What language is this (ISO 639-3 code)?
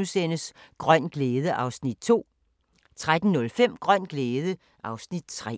dan